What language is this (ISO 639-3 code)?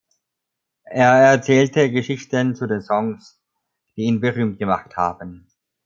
deu